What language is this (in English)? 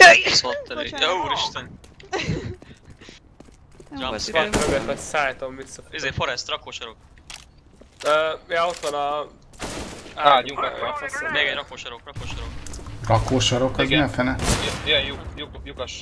Hungarian